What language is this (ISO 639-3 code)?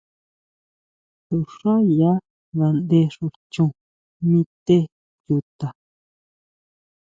mau